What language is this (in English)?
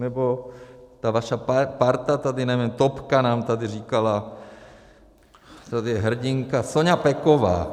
Czech